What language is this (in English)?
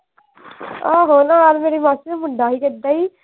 Punjabi